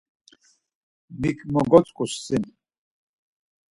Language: Laz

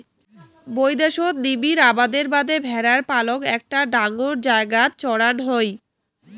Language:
Bangla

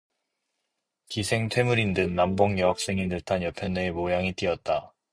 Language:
Korean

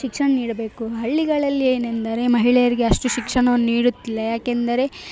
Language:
Kannada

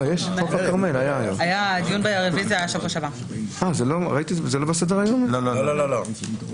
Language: Hebrew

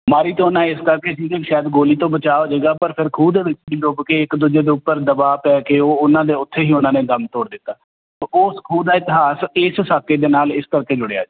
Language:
Punjabi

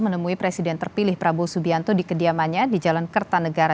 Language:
Indonesian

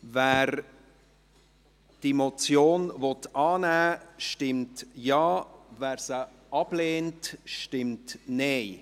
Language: Swiss German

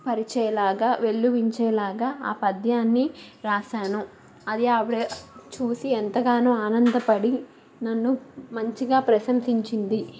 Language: Telugu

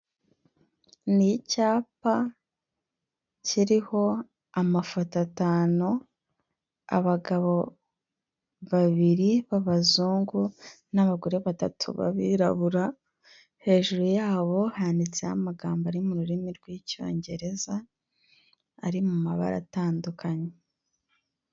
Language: Kinyarwanda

